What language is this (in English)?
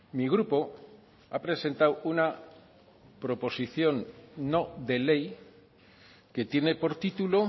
Spanish